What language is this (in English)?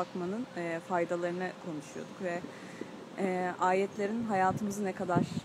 Turkish